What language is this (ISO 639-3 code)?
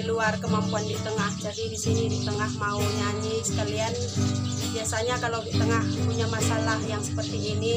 ind